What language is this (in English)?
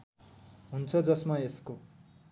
Nepali